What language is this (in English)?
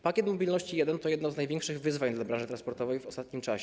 Polish